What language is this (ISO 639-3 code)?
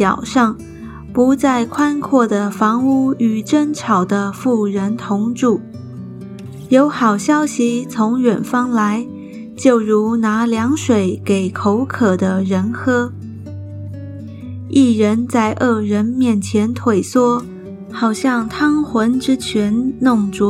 zho